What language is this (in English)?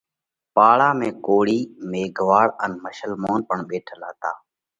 Parkari Koli